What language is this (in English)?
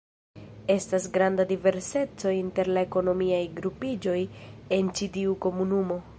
Esperanto